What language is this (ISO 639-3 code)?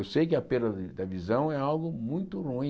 por